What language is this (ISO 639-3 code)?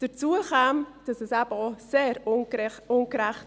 gsw